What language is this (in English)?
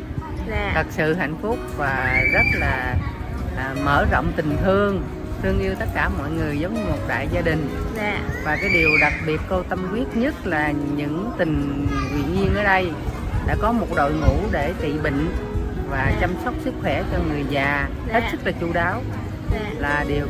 Vietnamese